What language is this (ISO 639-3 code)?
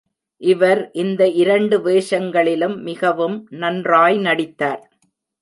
tam